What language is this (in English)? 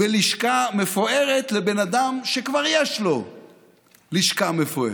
Hebrew